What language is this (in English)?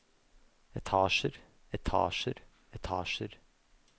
Norwegian